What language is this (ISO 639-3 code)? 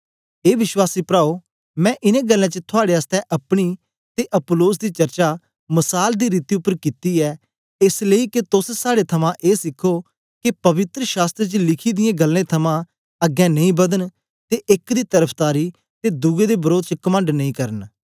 doi